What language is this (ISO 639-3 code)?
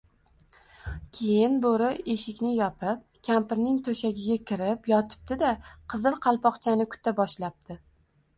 uzb